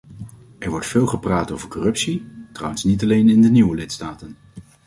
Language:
Dutch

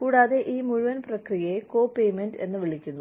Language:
Malayalam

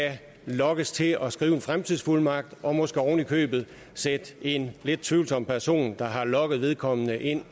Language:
Danish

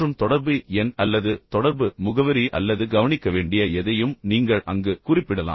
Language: Tamil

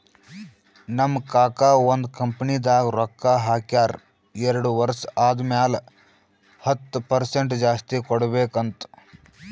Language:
Kannada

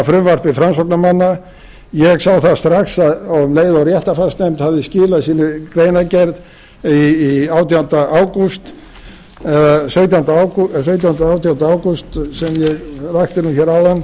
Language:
Icelandic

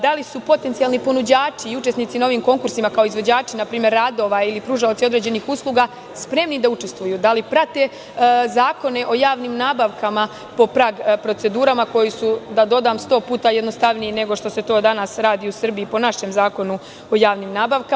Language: Serbian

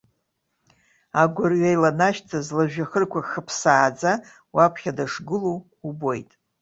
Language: Abkhazian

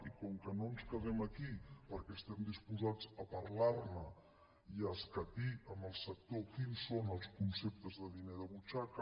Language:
Catalan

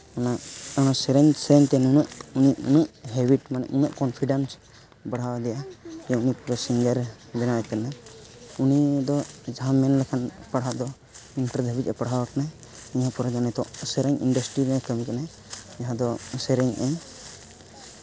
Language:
Santali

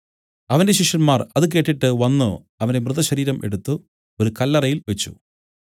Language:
Malayalam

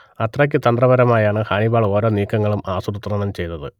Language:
Malayalam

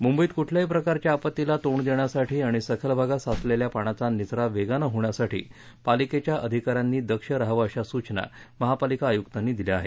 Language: Marathi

